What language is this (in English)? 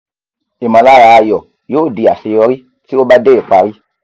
Yoruba